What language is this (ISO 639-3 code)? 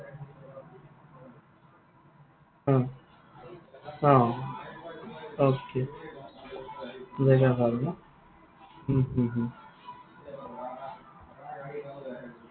asm